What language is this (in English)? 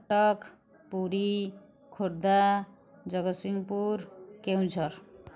Odia